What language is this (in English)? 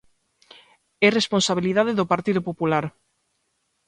Galician